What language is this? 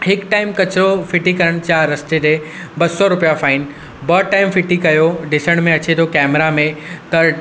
Sindhi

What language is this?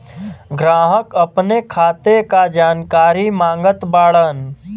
Bhojpuri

